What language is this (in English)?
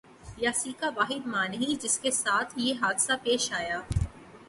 Urdu